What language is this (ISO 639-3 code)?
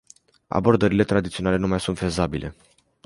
ron